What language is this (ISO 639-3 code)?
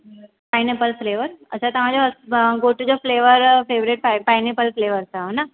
snd